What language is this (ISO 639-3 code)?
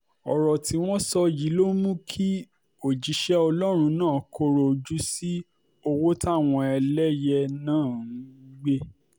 yor